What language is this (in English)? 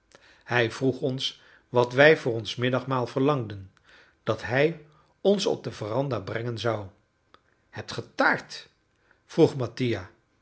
Dutch